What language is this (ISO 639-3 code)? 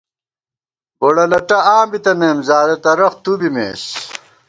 gwt